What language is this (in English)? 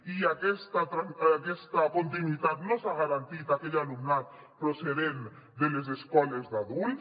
Catalan